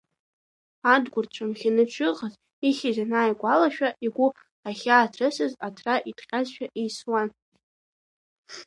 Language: Abkhazian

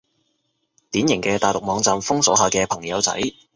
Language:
Cantonese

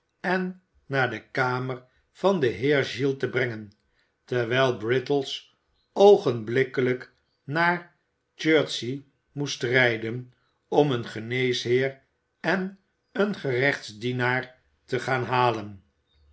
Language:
Dutch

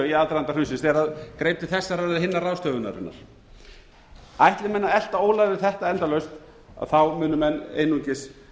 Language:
Icelandic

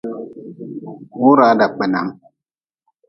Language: Nawdm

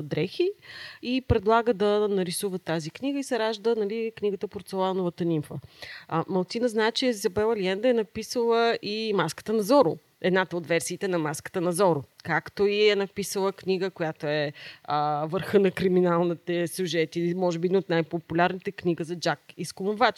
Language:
Bulgarian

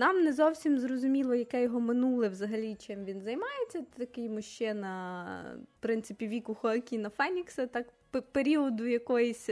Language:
Ukrainian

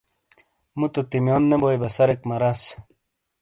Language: Shina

